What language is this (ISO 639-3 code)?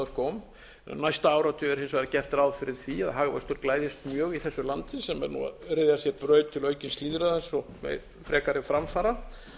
isl